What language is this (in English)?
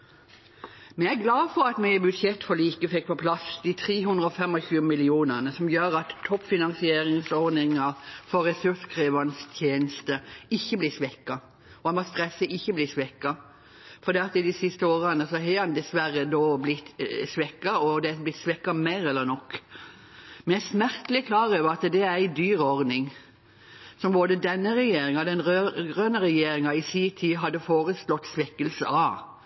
Norwegian Bokmål